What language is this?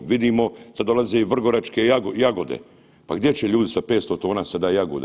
Croatian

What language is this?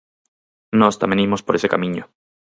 Galician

